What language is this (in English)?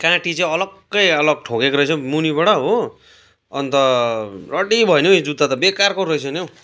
Nepali